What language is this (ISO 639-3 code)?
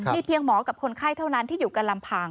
tha